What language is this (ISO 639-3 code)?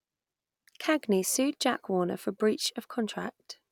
eng